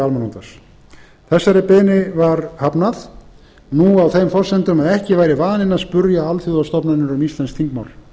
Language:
Icelandic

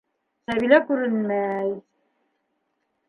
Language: Bashkir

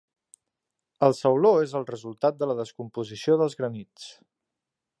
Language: Catalan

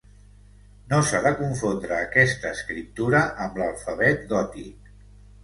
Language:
Catalan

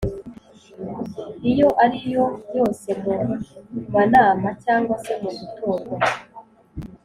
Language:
Kinyarwanda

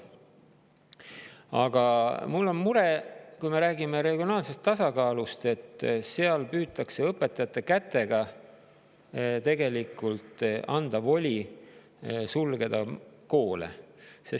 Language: Estonian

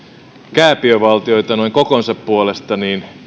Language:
Finnish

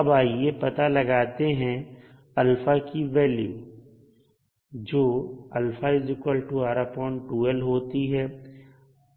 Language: Hindi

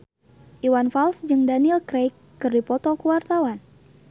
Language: Sundanese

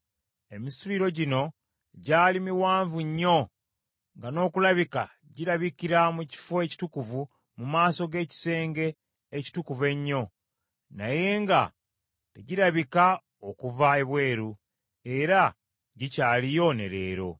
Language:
Ganda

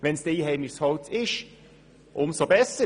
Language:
Swiss German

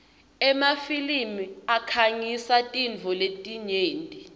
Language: Swati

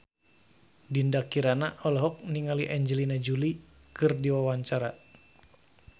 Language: Sundanese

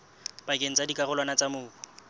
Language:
Southern Sotho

